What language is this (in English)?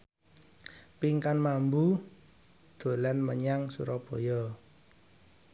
Javanese